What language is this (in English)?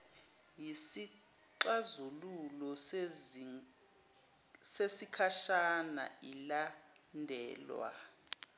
Zulu